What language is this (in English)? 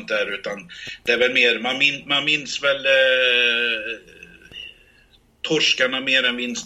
Swedish